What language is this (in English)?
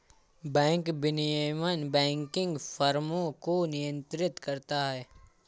Hindi